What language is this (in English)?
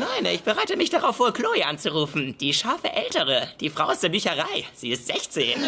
German